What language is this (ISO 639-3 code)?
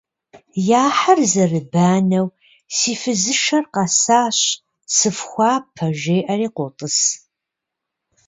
kbd